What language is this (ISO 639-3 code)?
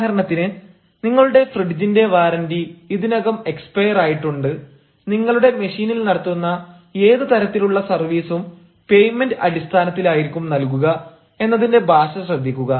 mal